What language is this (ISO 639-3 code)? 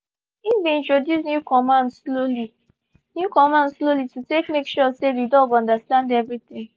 pcm